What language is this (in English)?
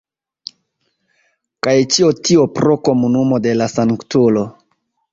Esperanto